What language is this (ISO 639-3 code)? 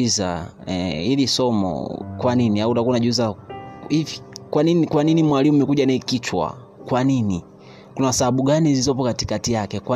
swa